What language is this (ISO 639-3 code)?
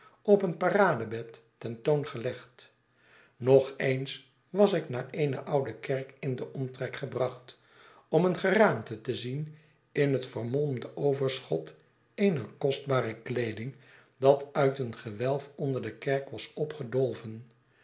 nld